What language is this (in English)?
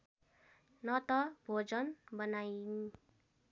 Nepali